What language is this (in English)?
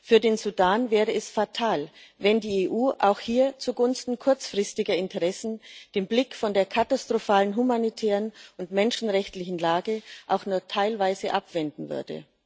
German